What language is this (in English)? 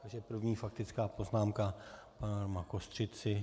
Czech